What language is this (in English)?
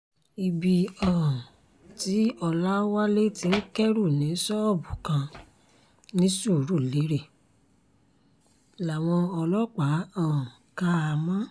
Yoruba